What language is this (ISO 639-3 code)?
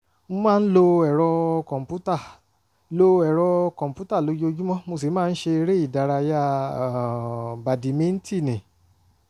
yor